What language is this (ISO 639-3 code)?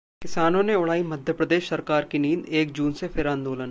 hin